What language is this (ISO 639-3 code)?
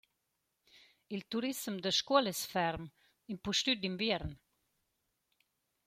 roh